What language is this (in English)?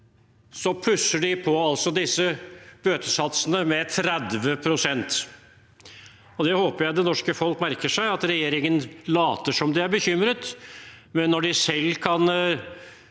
Norwegian